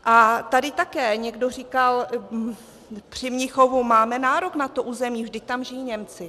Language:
Czech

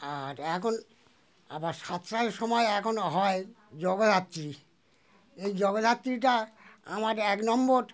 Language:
Bangla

